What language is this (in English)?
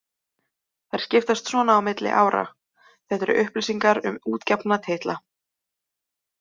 Icelandic